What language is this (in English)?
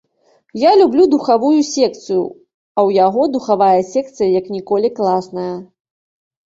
Belarusian